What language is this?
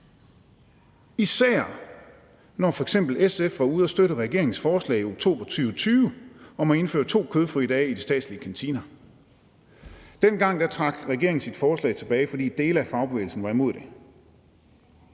Danish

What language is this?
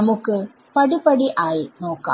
Malayalam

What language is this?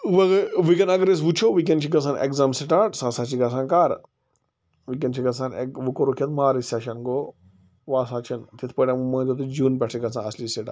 Kashmiri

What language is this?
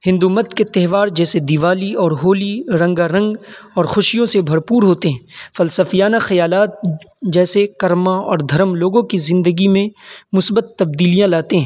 Urdu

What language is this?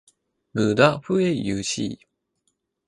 Chinese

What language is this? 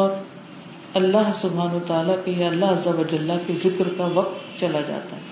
Urdu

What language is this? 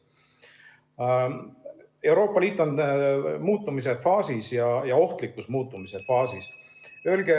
Estonian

